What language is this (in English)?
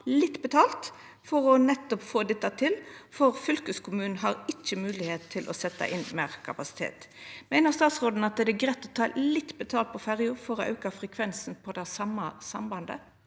Norwegian